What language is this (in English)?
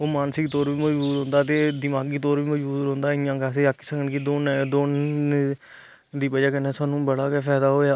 Dogri